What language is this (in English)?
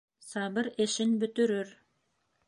Bashkir